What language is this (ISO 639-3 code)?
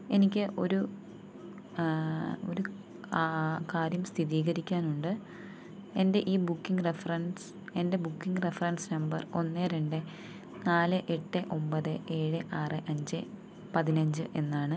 mal